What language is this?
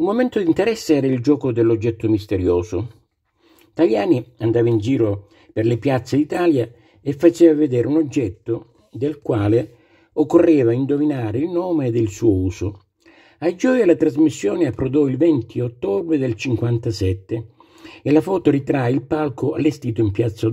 Italian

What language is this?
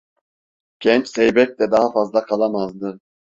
Turkish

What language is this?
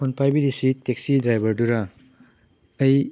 Manipuri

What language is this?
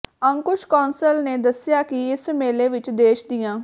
Punjabi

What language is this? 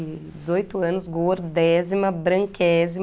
Portuguese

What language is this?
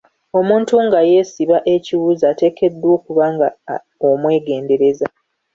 Ganda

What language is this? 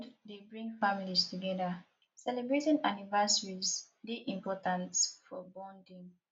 Nigerian Pidgin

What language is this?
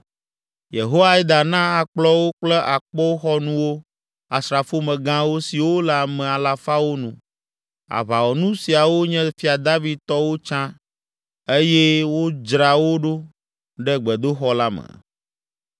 Ewe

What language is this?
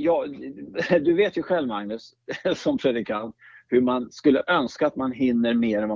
Swedish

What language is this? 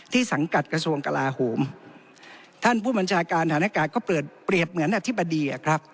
Thai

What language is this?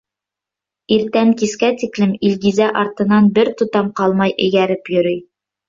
Bashkir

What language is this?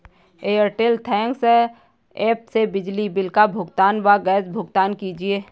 Hindi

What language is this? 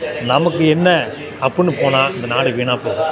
Tamil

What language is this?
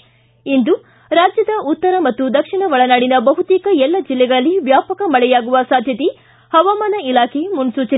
Kannada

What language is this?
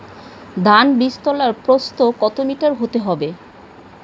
Bangla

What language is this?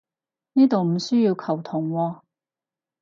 Cantonese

